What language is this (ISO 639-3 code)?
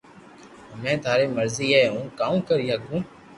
lrk